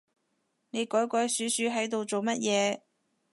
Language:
Cantonese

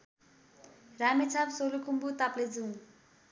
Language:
Nepali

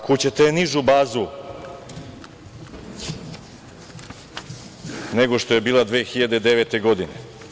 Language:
Serbian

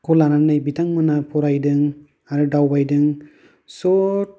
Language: Bodo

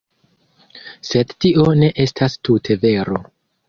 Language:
Esperanto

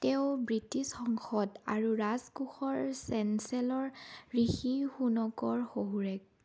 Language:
Assamese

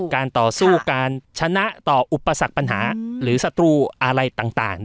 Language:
Thai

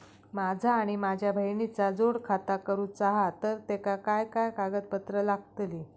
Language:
Marathi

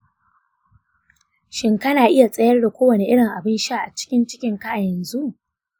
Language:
Hausa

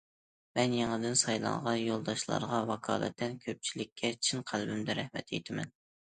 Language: Uyghur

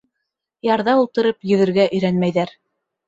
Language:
Bashkir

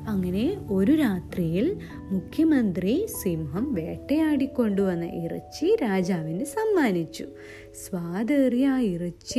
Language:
Malayalam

